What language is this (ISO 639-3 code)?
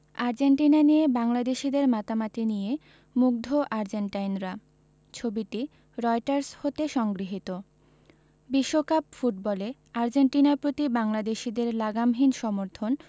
ben